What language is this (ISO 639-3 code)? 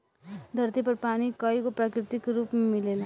bho